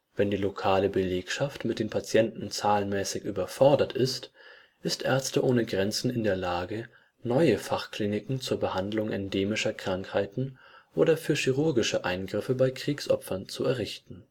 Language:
German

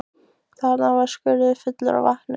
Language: Icelandic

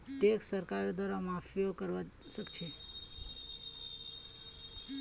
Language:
Magahi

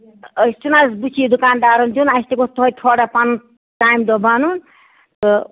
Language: Kashmiri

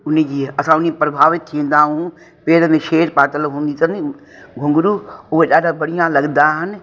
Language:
Sindhi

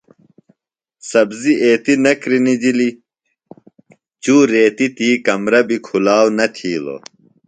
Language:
Phalura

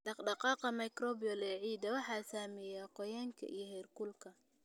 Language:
Somali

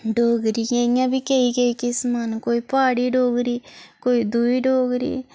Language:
Dogri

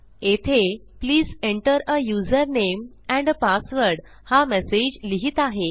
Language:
Marathi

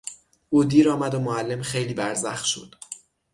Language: Persian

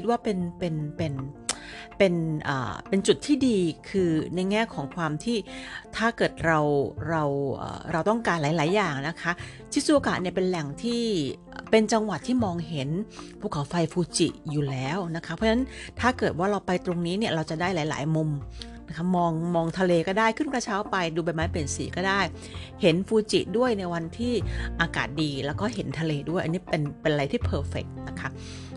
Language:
Thai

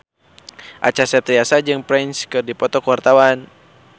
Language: Sundanese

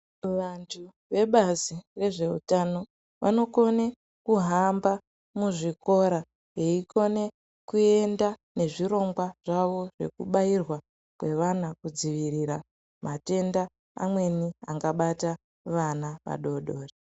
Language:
Ndau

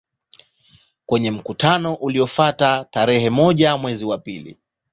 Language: Swahili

